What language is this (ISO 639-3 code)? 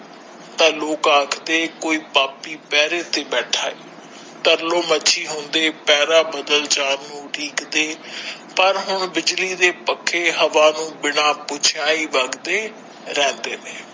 pan